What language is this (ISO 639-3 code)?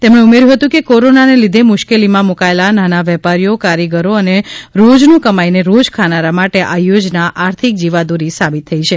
guj